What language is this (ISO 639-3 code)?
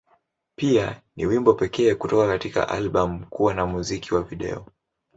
swa